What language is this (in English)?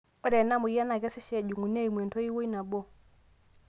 Masai